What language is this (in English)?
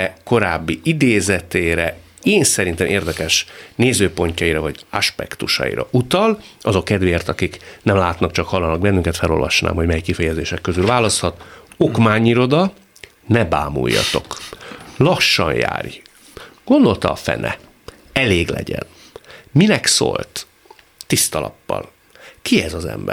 Hungarian